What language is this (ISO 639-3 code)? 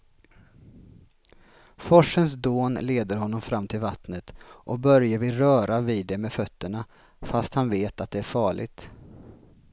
swe